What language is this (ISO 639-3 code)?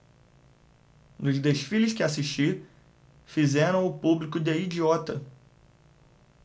por